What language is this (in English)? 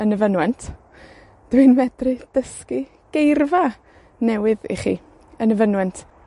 Welsh